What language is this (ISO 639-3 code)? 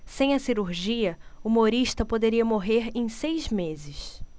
por